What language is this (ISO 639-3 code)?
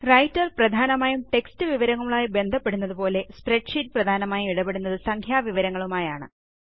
mal